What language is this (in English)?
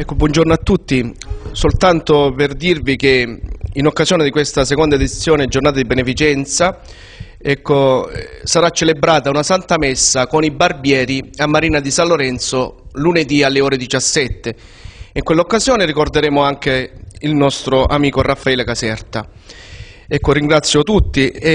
Italian